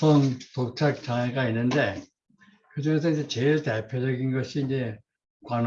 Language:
Korean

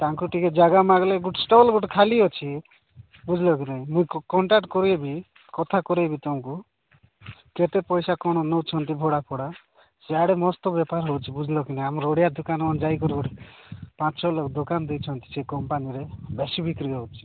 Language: Odia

